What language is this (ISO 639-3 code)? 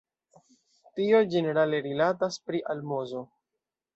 epo